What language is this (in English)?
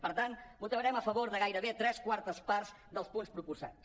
Catalan